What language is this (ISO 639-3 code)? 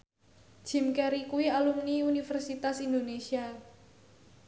jav